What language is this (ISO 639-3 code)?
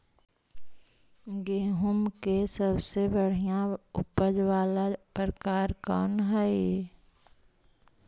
mag